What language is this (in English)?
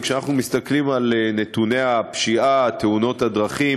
Hebrew